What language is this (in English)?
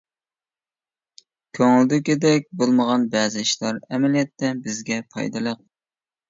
Uyghur